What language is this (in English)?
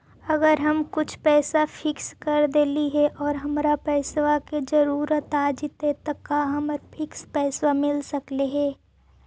Magahi